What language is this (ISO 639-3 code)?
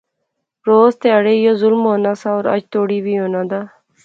phr